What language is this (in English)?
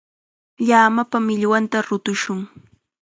Chiquián Ancash Quechua